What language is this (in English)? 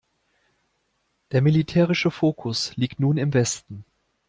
German